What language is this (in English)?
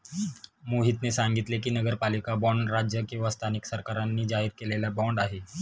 Marathi